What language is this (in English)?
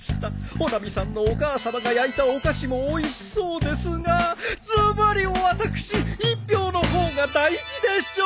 Japanese